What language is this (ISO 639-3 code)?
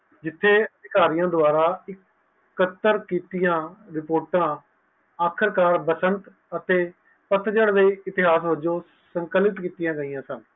pan